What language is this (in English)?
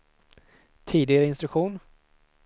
Swedish